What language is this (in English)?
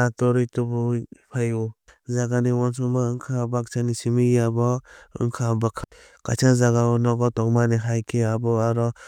Kok Borok